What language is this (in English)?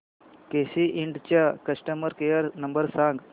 Marathi